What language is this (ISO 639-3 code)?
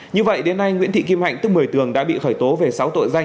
vie